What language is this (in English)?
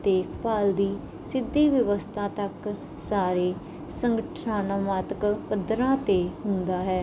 Punjabi